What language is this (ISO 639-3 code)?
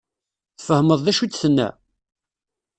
kab